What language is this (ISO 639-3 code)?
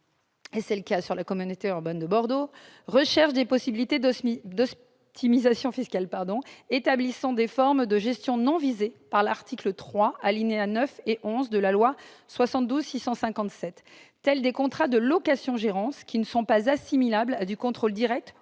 fra